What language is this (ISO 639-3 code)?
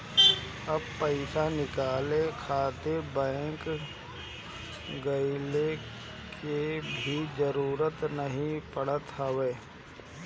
bho